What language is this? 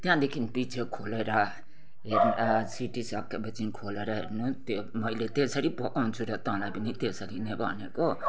Nepali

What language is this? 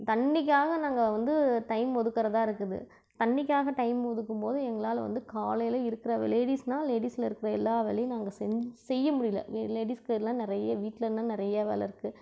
Tamil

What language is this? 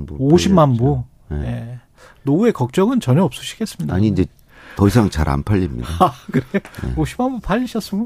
Korean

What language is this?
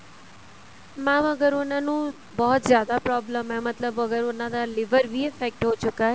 Punjabi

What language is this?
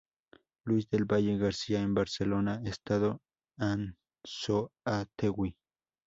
Spanish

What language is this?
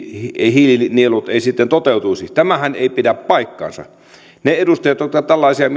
Finnish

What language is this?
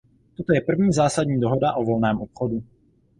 Czech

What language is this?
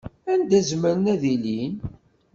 Kabyle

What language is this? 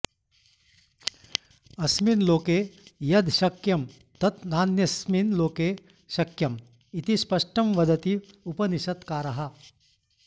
Sanskrit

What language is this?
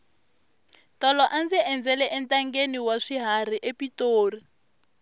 Tsonga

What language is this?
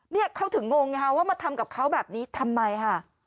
Thai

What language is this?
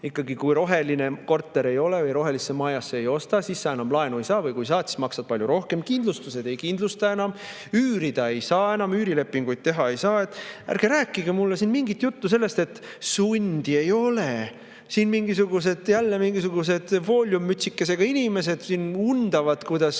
Estonian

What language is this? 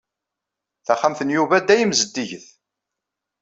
Kabyle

